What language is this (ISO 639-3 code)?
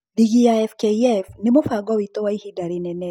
kik